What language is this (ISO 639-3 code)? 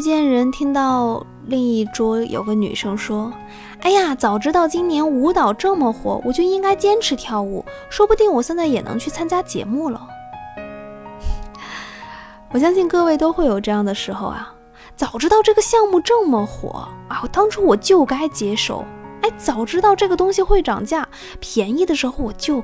zho